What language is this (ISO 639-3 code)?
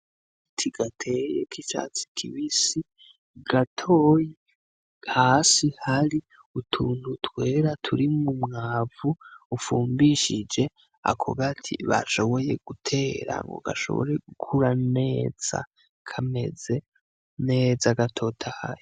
run